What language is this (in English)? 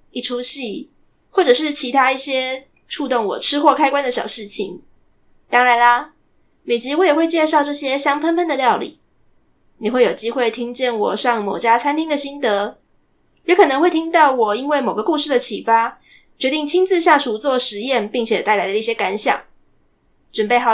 Chinese